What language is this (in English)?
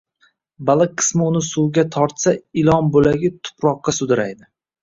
Uzbek